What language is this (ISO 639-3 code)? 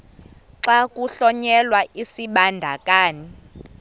xho